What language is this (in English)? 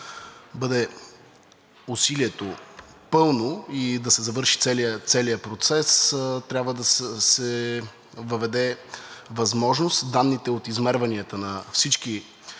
Bulgarian